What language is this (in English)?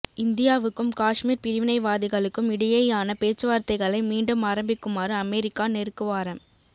Tamil